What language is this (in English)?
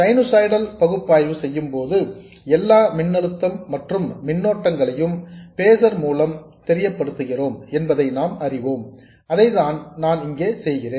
Tamil